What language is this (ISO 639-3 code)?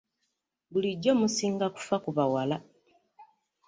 lug